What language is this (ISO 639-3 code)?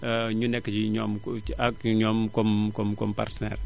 wol